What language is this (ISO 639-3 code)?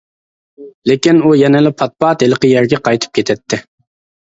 uig